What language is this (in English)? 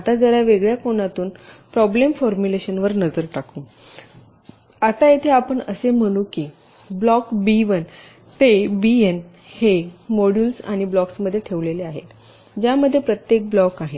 Marathi